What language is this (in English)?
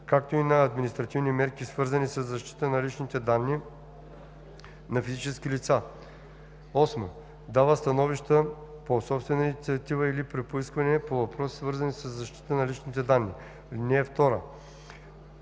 Bulgarian